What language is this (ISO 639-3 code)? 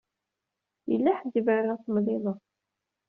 kab